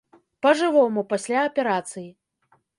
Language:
Belarusian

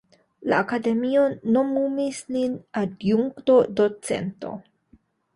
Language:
Esperanto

